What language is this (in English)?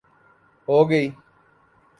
Urdu